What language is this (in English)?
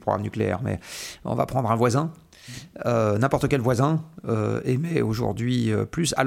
French